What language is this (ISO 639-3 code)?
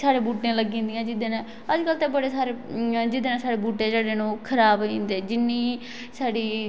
doi